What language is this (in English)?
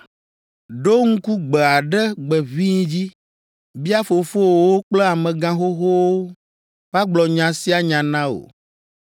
Ewe